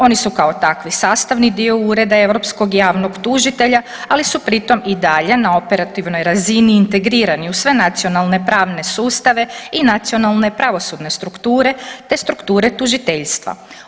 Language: Croatian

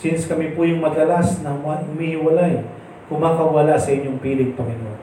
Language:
Filipino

